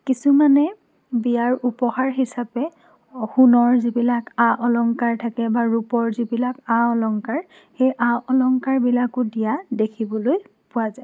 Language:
Assamese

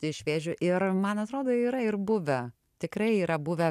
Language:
Lithuanian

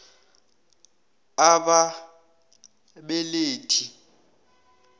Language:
South Ndebele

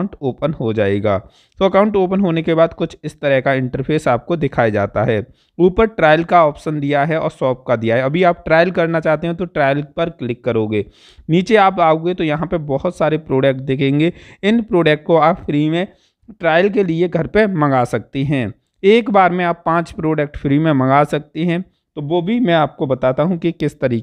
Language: Hindi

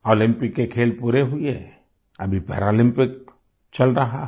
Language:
Hindi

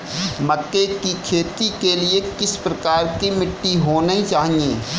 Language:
Hindi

